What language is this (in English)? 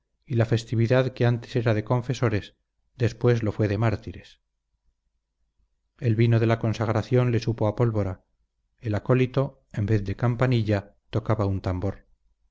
Spanish